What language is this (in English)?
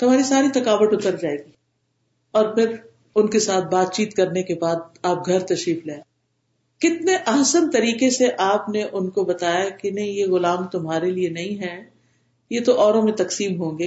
Urdu